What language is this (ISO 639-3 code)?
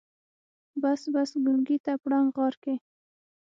pus